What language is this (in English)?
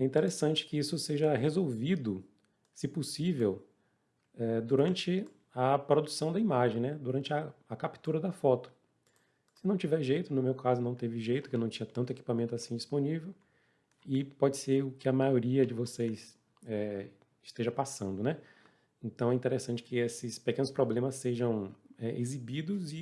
Portuguese